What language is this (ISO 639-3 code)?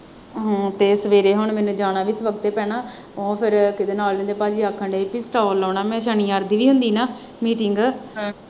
pan